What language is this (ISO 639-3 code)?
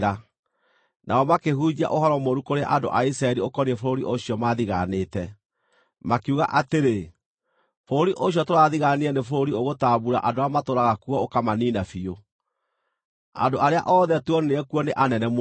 kik